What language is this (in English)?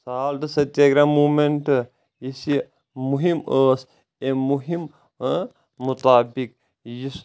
Kashmiri